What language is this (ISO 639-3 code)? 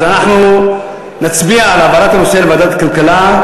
heb